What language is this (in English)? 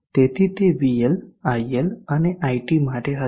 Gujarati